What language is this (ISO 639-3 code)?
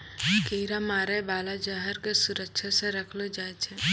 mai